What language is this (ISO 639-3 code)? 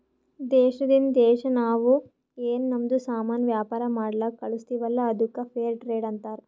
kan